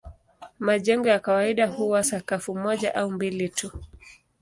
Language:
Swahili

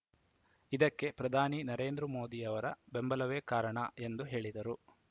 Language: Kannada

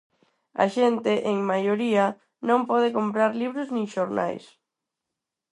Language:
Galician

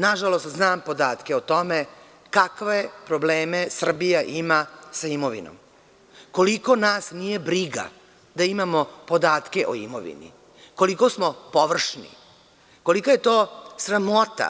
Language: Serbian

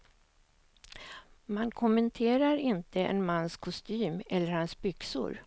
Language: Swedish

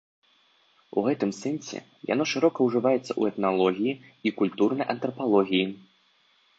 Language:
Belarusian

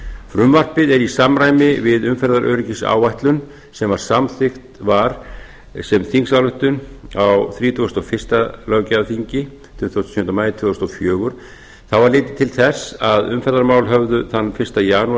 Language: Icelandic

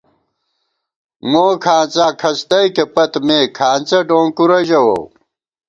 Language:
Gawar-Bati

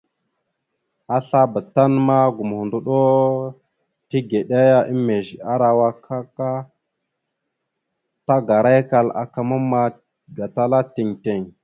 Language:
Mada (Cameroon)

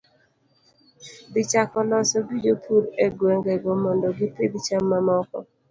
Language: Luo (Kenya and Tanzania)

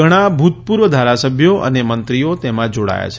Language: Gujarati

